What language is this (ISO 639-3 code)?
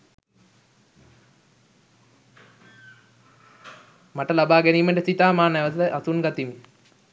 sin